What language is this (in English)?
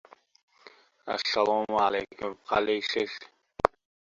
Uzbek